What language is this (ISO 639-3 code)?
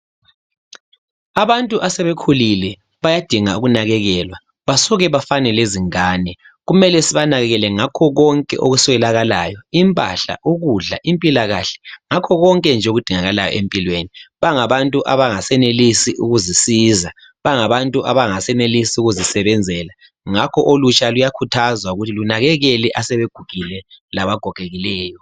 nde